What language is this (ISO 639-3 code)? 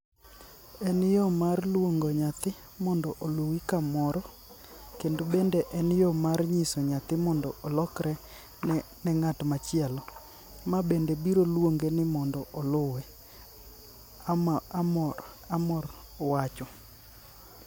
luo